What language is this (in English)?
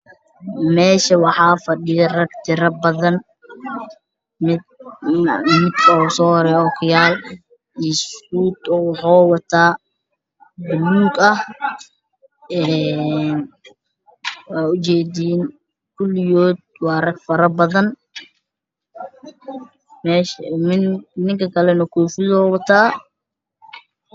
Somali